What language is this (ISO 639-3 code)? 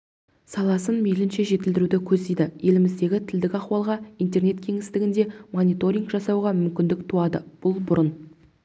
kaz